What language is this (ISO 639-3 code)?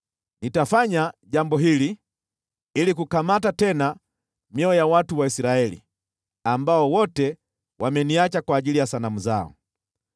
swa